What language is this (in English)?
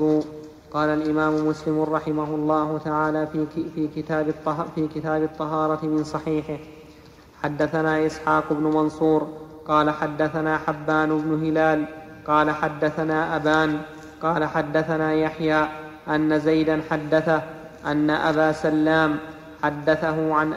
Arabic